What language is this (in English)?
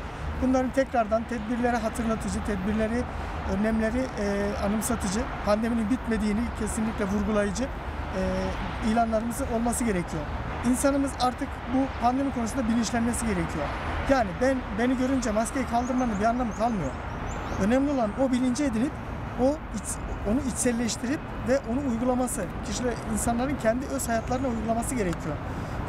Turkish